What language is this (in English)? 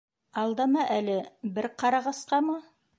Bashkir